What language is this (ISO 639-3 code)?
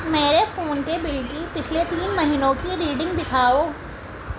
urd